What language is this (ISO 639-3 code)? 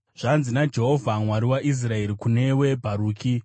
sna